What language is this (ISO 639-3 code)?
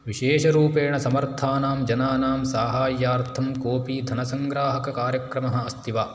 san